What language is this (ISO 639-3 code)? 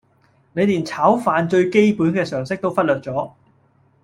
yue